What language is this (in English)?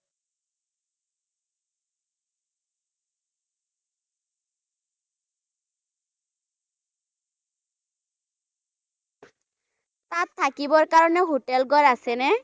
Assamese